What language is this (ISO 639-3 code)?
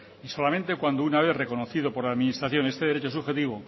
spa